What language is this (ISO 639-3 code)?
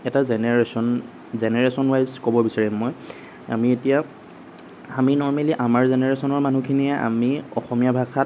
asm